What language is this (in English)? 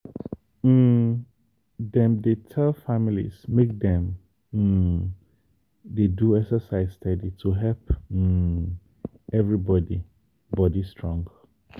Nigerian Pidgin